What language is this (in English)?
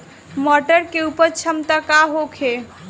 Bhojpuri